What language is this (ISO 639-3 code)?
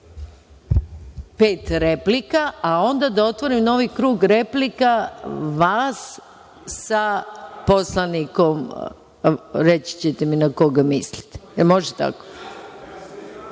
srp